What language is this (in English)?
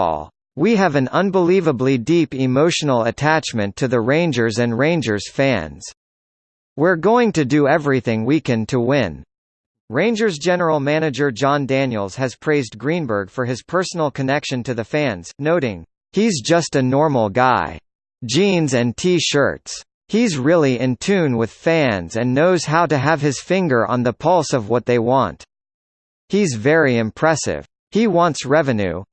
English